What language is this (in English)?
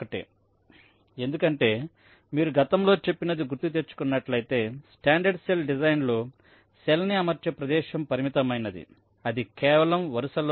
Telugu